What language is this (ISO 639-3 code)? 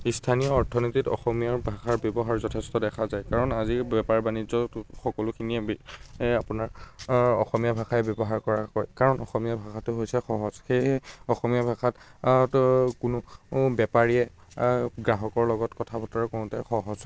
asm